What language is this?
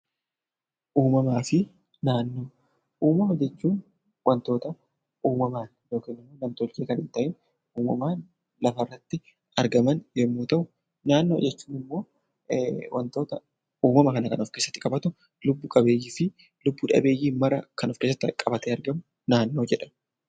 Oromo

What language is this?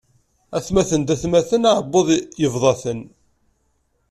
Kabyle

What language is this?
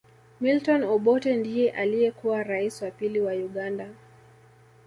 Swahili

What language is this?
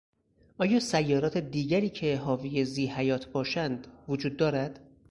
Persian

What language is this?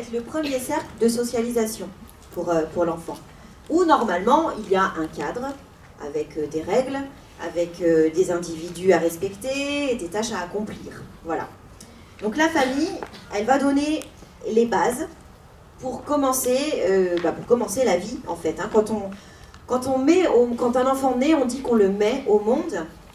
French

